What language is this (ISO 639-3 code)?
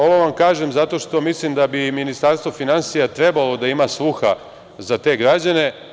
srp